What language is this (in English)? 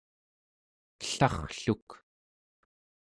Central Yupik